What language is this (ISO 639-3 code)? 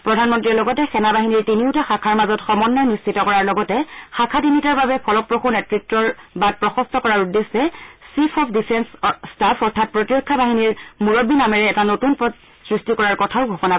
asm